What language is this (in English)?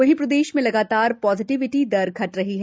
Hindi